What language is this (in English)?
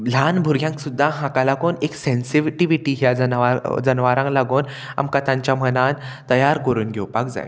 Konkani